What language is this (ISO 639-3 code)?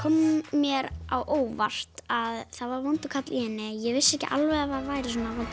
isl